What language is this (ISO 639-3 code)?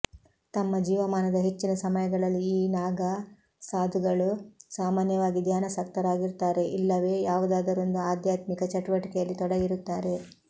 kan